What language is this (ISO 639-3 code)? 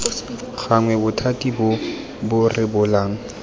tsn